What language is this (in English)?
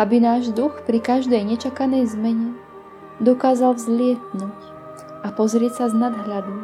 Czech